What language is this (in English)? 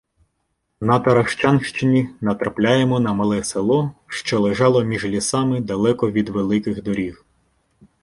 Ukrainian